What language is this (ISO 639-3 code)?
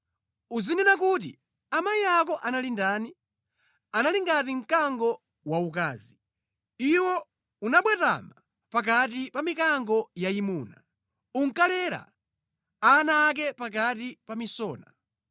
nya